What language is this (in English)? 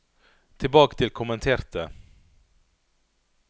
Norwegian